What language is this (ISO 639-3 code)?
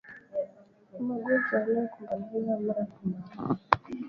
swa